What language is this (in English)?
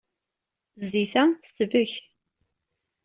Kabyle